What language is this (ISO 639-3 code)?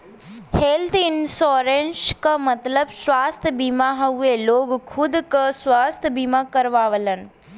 bho